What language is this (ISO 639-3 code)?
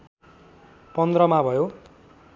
nep